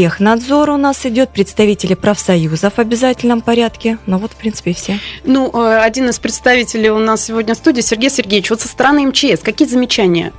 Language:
Russian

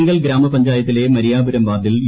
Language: Malayalam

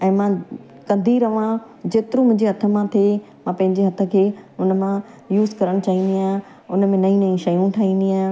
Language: Sindhi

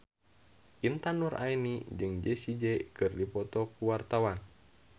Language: Sundanese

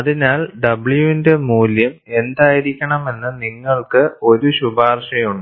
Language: Malayalam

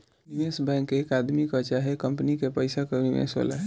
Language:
Bhojpuri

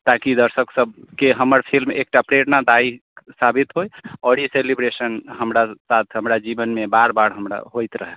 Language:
Maithili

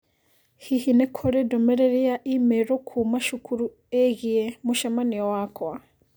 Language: Kikuyu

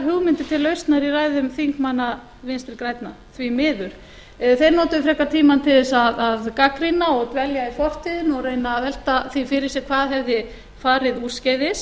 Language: Icelandic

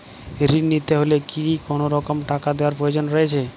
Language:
Bangla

